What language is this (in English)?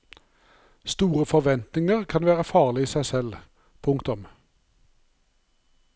Norwegian